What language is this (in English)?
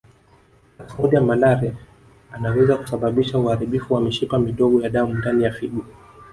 Swahili